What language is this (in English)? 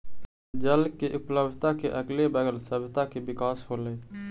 Magahi